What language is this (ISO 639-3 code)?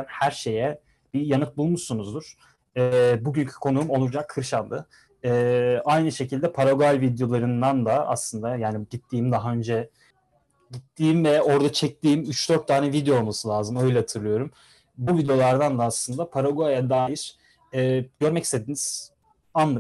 tur